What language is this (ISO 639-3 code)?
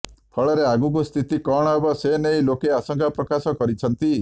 ori